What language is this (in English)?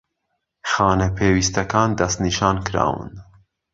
Central Kurdish